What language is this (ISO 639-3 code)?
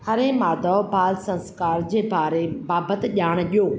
snd